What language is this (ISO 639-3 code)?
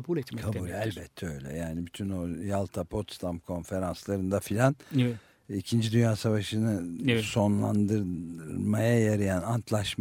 tur